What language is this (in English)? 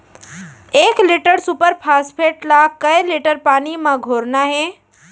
Chhattisgarhi